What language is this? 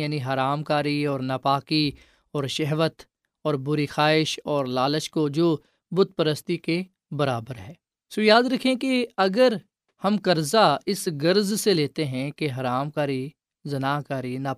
Urdu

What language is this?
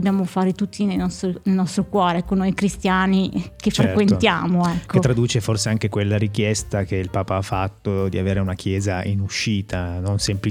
Italian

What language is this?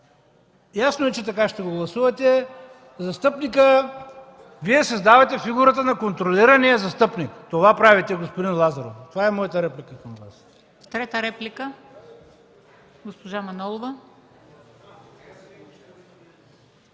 Bulgarian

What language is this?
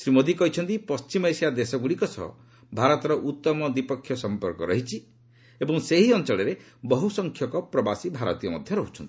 Odia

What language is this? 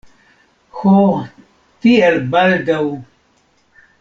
Esperanto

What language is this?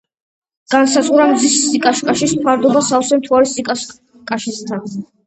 Georgian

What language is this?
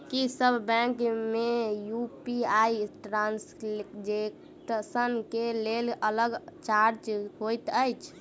Maithili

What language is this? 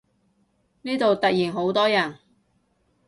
Cantonese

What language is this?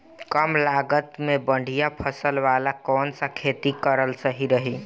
Bhojpuri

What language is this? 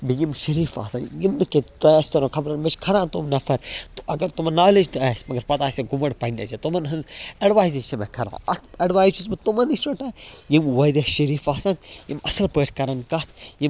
Kashmiri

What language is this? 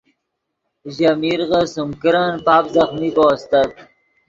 Yidgha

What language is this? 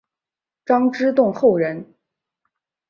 Chinese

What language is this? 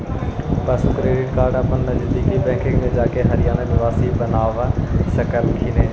Magahi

